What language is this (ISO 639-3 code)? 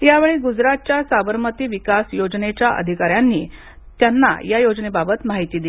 mar